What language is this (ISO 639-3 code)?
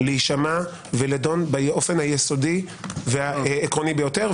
heb